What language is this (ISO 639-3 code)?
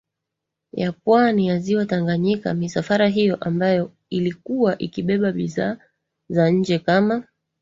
swa